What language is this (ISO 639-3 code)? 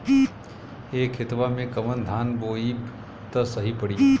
bho